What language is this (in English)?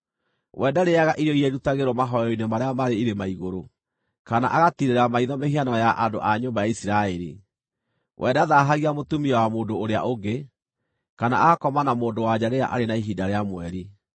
Kikuyu